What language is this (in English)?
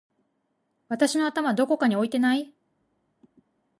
Japanese